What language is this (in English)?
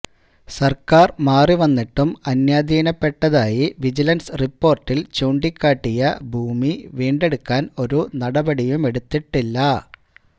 Malayalam